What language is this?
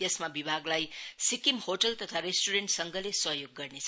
Nepali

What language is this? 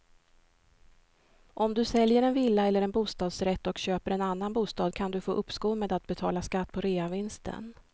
Swedish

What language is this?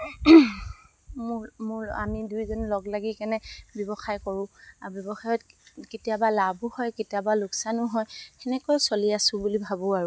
Assamese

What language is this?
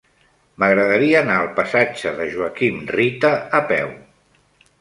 Catalan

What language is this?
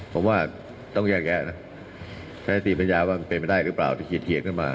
Thai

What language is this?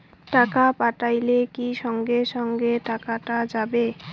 Bangla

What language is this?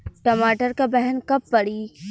Bhojpuri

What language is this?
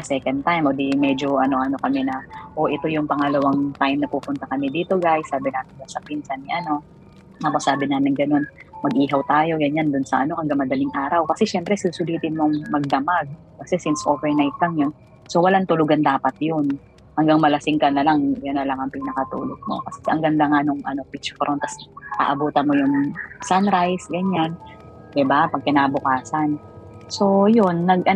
Filipino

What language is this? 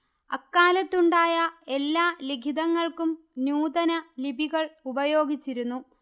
Malayalam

